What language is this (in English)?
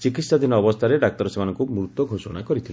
Odia